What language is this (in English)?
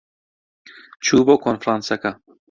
Central Kurdish